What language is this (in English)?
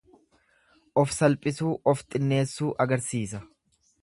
Oromo